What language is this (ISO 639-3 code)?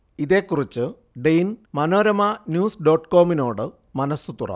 mal